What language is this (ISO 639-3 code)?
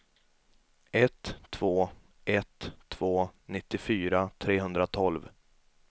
swe